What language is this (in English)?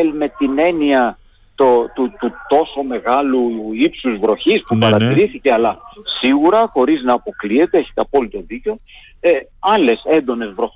Greek